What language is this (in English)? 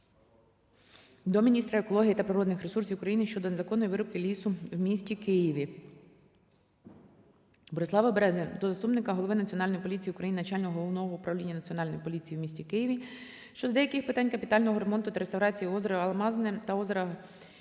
Ukrainian